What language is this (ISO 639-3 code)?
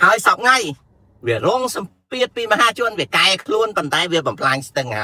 tha